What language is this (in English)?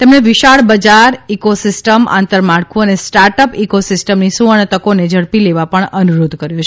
Gujarati